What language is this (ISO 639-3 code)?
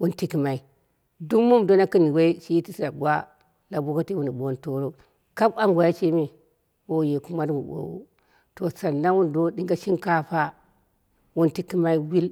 kna